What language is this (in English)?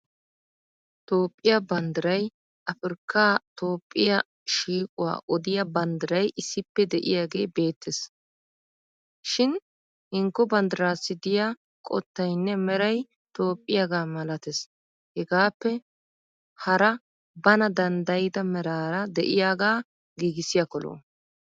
Wolaytta